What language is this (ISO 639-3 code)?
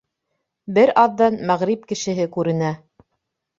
bak